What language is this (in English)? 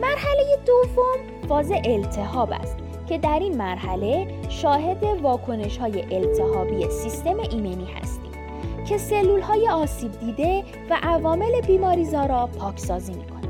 Persian